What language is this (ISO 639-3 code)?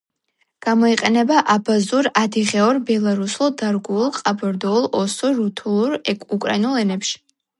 kat